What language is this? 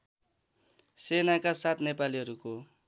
Nepali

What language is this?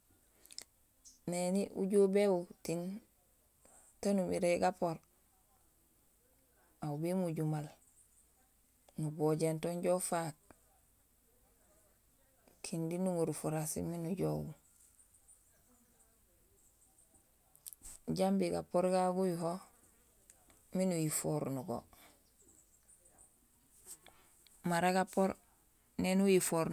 Gusilay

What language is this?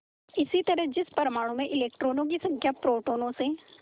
Hindi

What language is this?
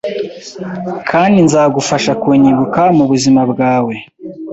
Kinyarwanda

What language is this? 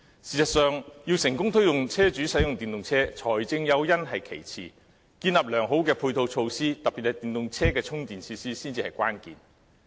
Cantonese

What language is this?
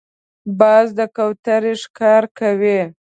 Pashto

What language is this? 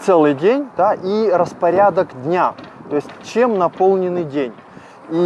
Russian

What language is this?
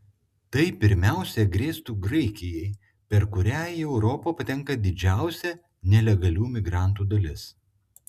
Lithuanian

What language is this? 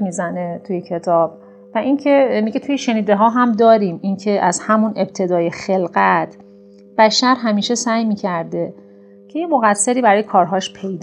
Persian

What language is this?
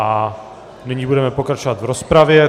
Czech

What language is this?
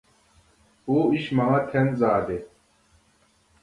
Uyghur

